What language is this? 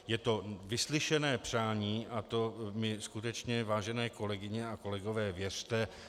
Czech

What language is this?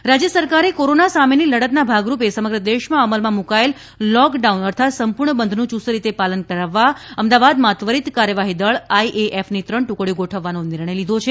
Gujarati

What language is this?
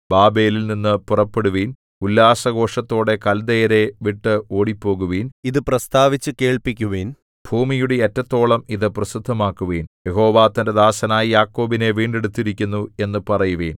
Malayalam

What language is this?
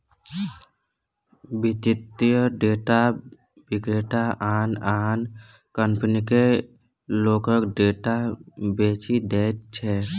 Maithili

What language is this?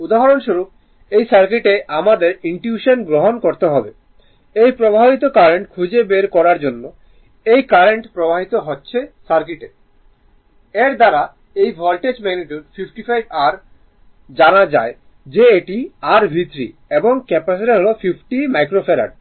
Bangla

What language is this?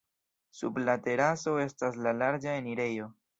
Esperanto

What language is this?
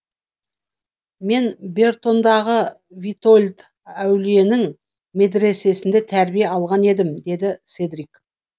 Kazakh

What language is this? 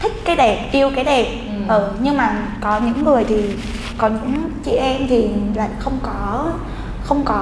Vietnamese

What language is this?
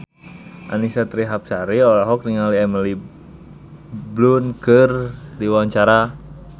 Sundanese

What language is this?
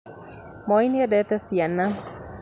Kikuyu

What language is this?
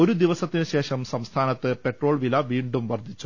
Malayalam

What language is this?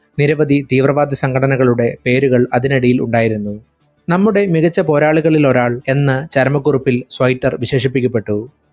Malayalam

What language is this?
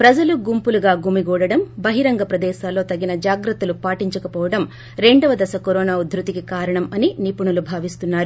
Telugu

